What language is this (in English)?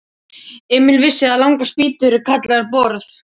Icelandic